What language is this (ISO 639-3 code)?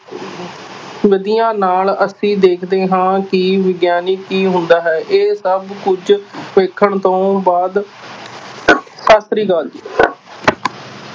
pan